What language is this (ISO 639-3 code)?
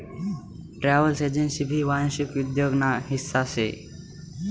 mar